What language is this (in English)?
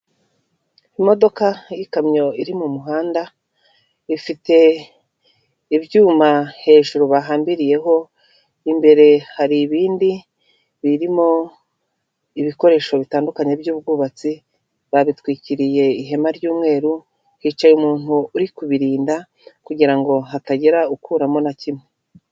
Kinyarwanda